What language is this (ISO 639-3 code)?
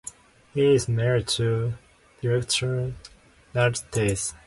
eng